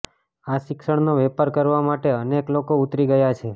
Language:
Gujarati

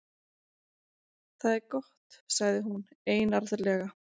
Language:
Icelandic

